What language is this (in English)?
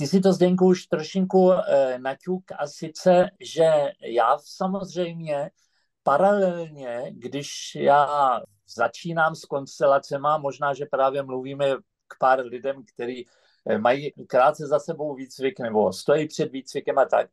Czech